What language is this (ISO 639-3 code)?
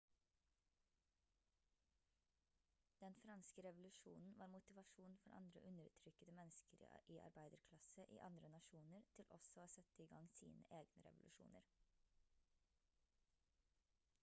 nob